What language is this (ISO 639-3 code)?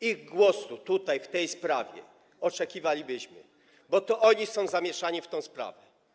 pol